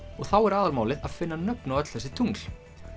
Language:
Icelandic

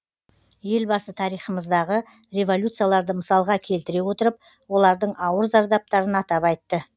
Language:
Kazakh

